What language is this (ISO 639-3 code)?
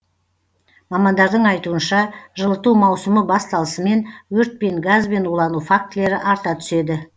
kaz